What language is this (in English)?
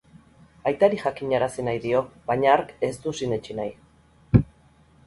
Basque